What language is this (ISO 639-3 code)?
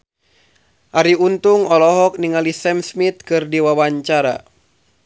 sun